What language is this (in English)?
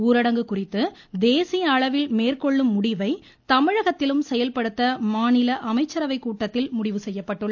Tamil